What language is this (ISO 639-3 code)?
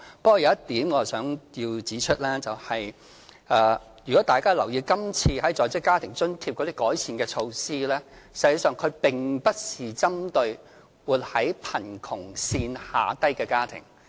yue